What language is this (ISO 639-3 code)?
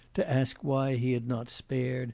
eng